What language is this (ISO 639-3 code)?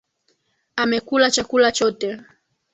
swa